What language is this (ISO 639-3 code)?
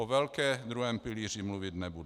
ces